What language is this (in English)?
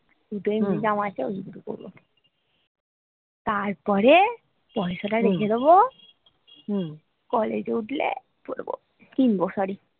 Bangla